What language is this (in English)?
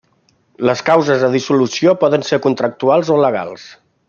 Catalan